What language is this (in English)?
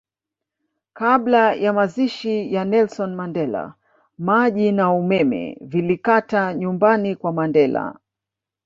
Swahili